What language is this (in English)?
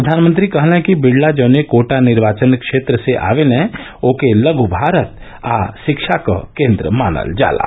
Hindi